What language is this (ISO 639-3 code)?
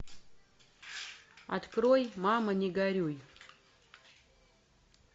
rus